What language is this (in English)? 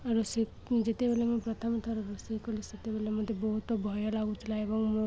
Odia